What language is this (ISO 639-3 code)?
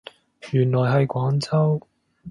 yue